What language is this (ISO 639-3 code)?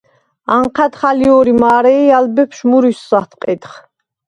sva